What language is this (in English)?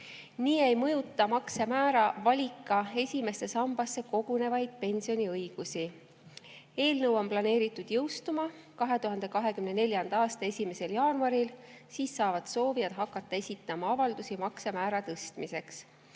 Estonian